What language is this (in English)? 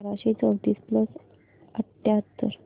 Marathi